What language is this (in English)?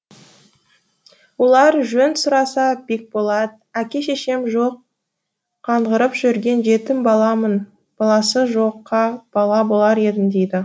Kazakh